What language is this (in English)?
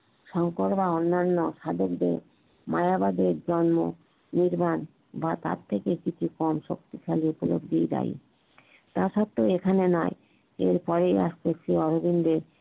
Bangla